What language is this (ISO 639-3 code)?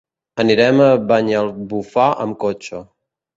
cat